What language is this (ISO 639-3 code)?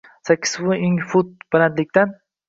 uzb